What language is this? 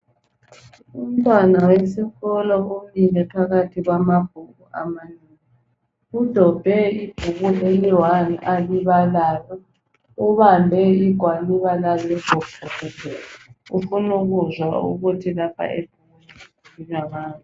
North Ndebele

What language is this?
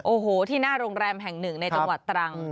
Thai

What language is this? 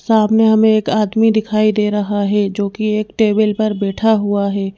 Hindi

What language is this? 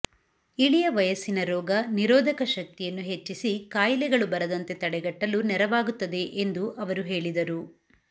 Kannada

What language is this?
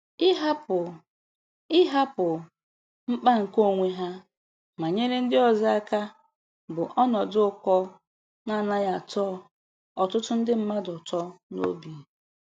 Igbo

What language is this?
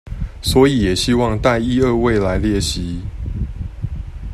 Chinese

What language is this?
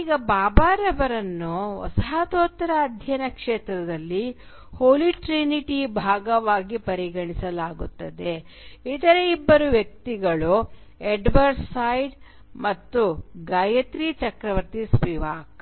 Kannada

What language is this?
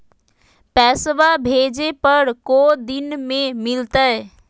Magahi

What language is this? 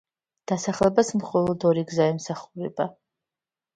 Georgian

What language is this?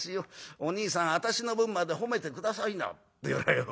Japanese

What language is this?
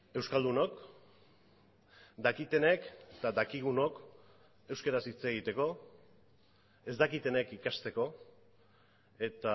Basque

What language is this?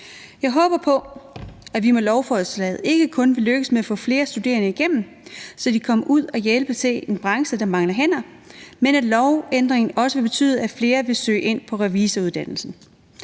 Danish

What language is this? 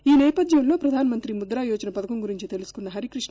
Telugu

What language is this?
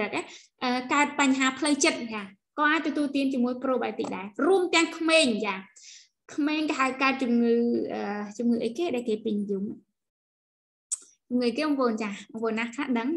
Vietnamese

